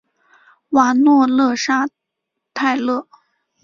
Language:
Chinese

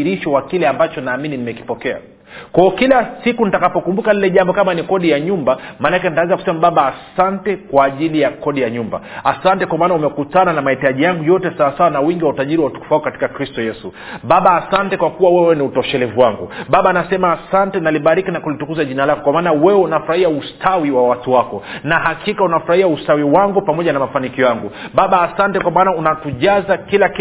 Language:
Swahili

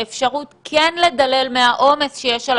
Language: Hebrew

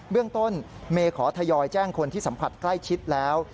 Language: Thai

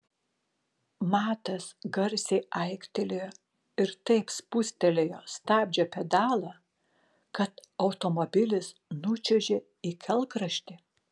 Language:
Lithuanian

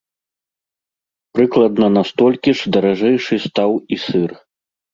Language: Belarusian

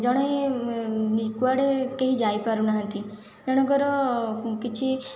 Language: Odia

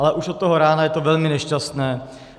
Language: Czech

